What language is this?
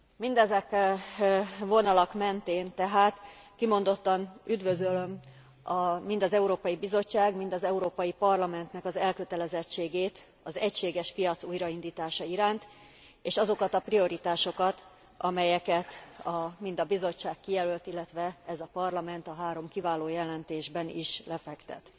Hungarian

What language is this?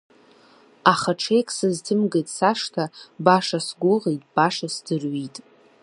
Abkhazian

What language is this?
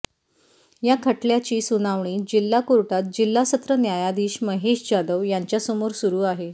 Marathi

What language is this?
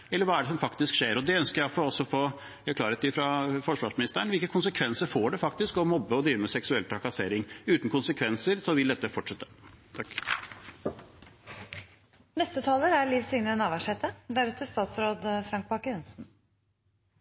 Norwegian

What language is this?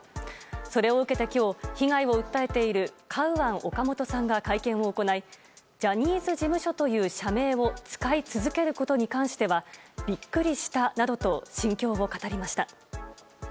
Japanese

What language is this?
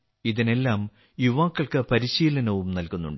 Malayalam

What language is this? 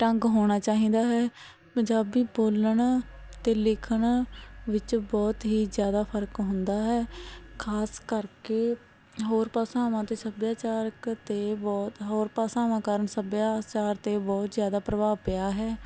Punjabi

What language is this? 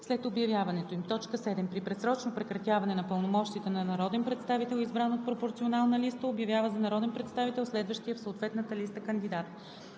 Bulgarian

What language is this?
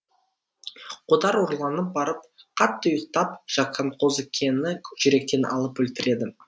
Kazakh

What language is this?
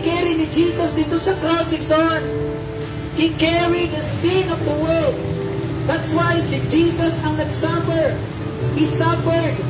Filipino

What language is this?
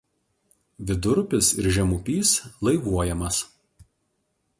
Lithuanian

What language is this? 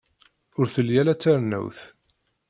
Kabyle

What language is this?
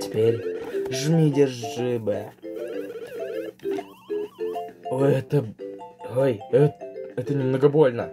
Russian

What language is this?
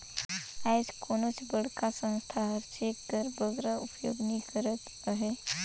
Chhattisgarhi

